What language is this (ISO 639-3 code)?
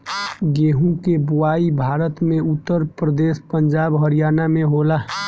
bho